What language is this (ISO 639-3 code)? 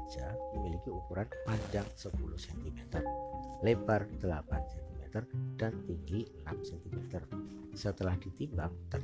ind